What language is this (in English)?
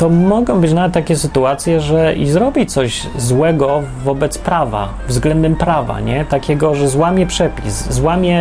Polish